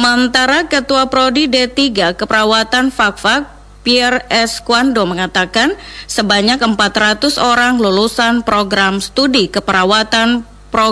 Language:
Indonesian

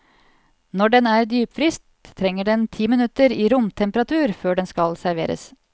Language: Norwegian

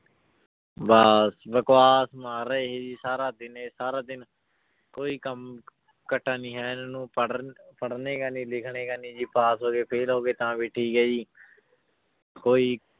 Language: Punjabi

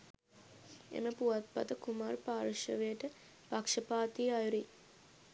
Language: Sinhala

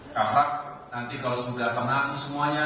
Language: Indonesian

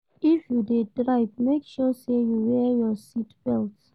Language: Nigerian Pidgin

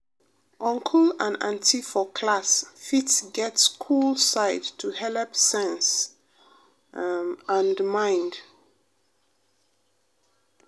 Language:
Nigerian Pidgin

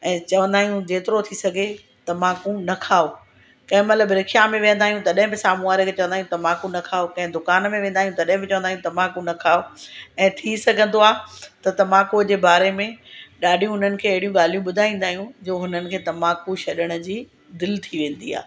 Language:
Sindhi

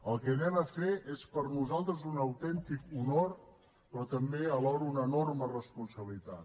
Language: Catalan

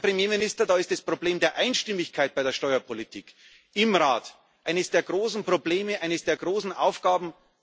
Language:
German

